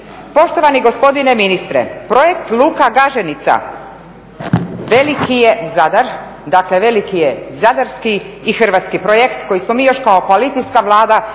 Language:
Croatian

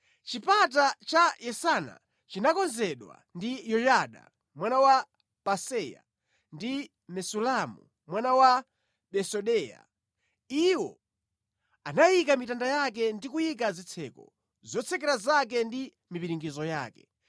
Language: Nyanja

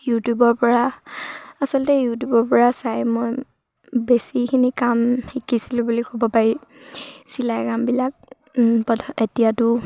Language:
Assamese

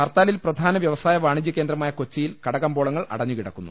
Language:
Malayalam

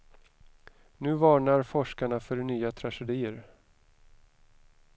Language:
Swedish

